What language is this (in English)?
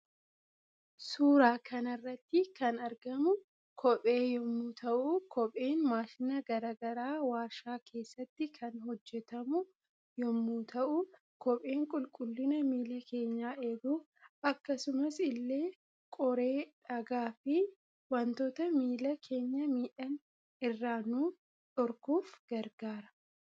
Oromo